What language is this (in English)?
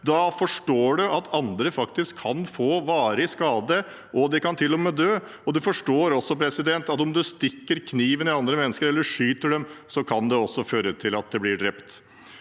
Norwegian